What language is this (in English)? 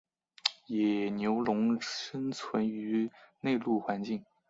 Chinese